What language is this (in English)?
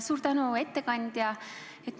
Estonian